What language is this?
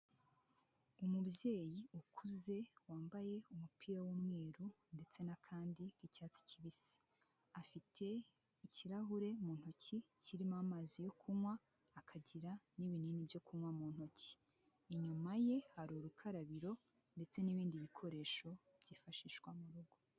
Kinyarwanda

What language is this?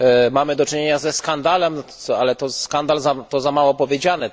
Polish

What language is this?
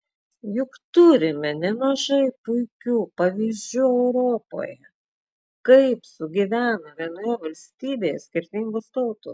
Lithuanian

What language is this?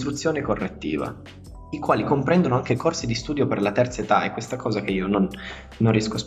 Italian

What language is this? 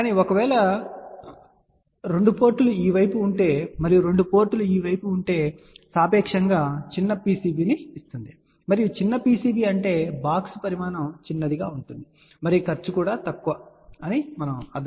Telugu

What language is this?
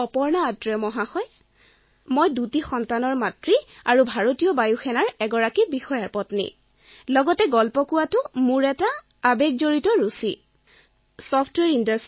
Assamese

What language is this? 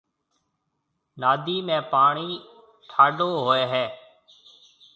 Marwari (Pakistan)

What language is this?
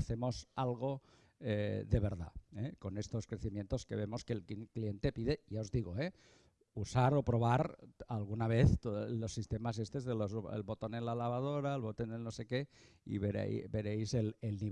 Spanish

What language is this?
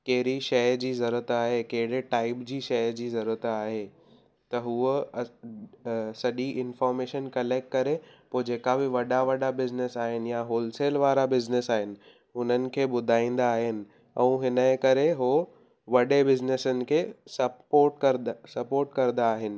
Sindhi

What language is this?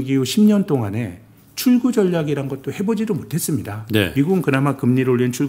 Korean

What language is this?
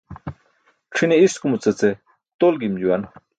Burushaski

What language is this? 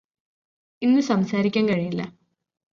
Malayalam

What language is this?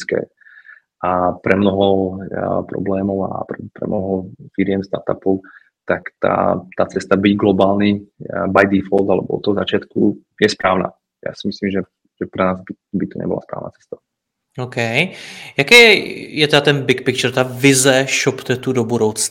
Czech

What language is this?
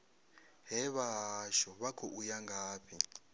Venda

